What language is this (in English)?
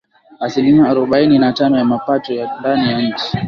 Swahili